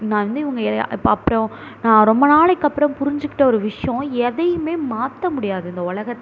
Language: Tamil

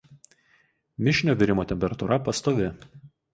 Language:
Lithuanian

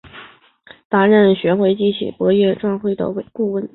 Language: Chinese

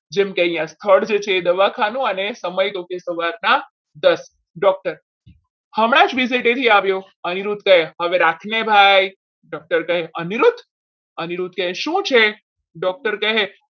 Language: Gujarati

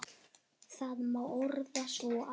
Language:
Icelandic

